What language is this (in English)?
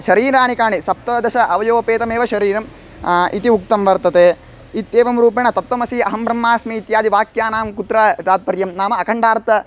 Sanskrit